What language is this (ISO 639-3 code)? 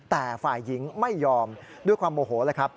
tha